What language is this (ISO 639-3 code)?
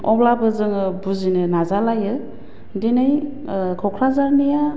brx